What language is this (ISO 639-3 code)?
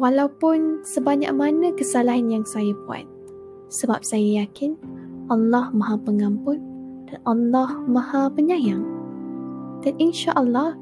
msa